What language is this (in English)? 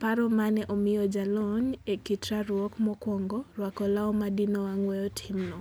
Luo (Kenya and Tanzania)